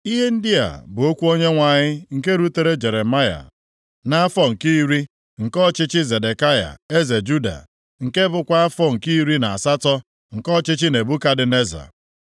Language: Igbo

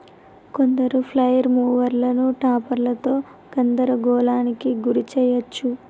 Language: Telugu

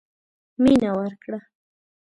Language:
Pashto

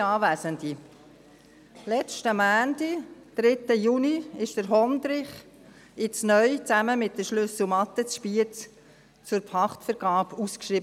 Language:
Swiss German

